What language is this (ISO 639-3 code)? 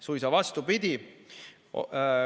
est